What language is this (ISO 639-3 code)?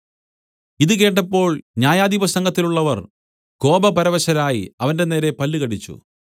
mal